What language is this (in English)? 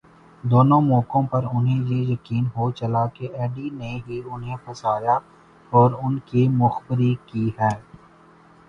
Urdu